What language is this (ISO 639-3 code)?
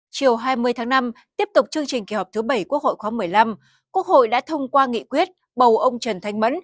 vie